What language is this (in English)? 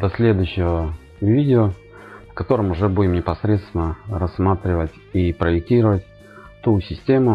Russian